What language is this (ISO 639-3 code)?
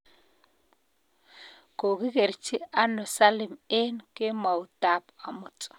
kln